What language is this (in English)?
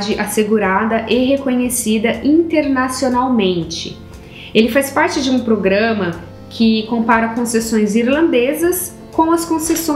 Portuguese